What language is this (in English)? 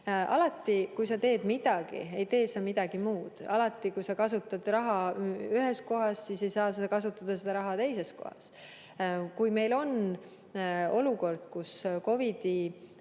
Estonian